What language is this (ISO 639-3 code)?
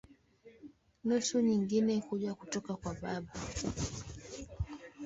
swa